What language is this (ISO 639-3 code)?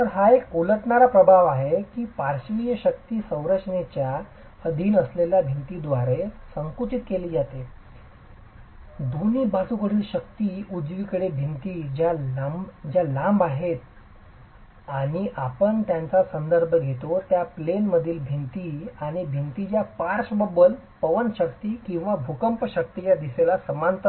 mar